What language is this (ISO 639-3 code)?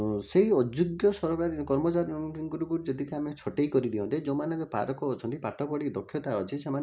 ori